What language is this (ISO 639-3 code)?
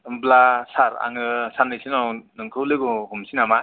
brx